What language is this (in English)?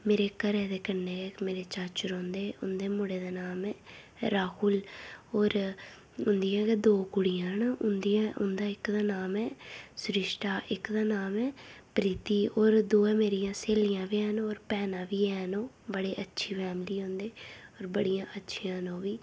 Dogri